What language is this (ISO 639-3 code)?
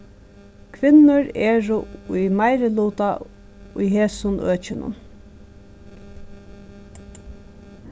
fao